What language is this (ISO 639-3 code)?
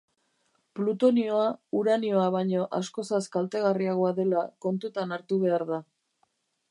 eus